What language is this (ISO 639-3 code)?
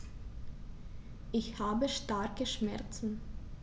deu